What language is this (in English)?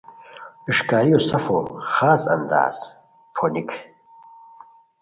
Khowar